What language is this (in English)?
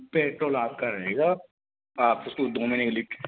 Hindi